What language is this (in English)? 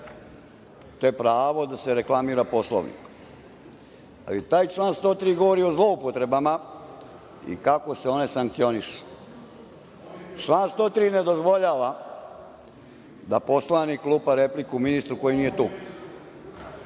Serbian